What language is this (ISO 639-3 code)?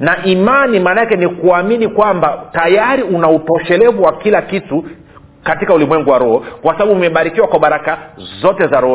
swa